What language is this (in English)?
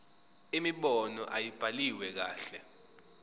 Zulu